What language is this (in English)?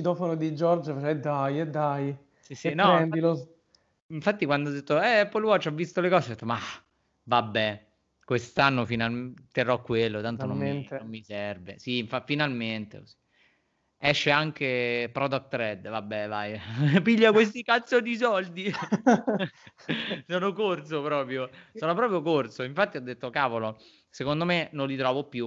Italian